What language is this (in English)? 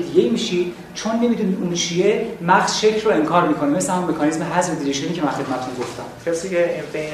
Persian